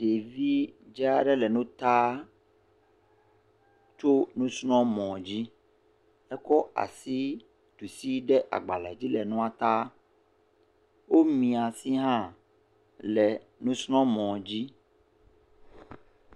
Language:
Ewe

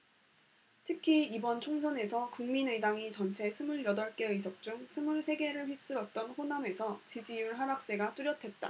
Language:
Korean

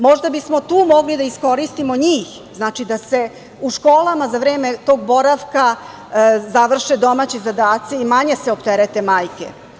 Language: Serbian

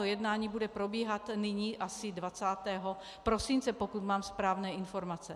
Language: Czech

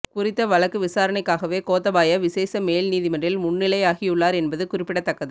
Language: Tamil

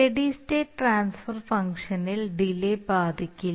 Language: Malayalam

